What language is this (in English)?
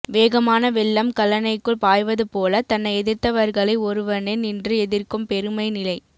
Tamil